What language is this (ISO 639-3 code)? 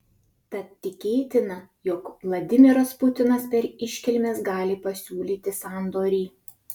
lit